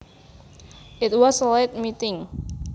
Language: Javanese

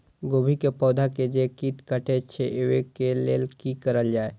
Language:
Maithili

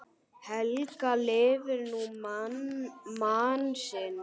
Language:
Icelandic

